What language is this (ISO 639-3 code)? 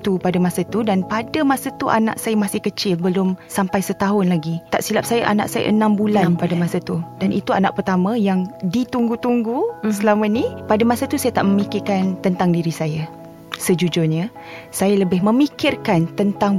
msa